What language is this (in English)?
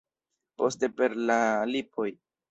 Esperanto